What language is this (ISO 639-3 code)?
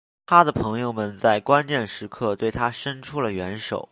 zho